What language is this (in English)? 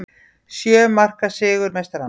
Icelandic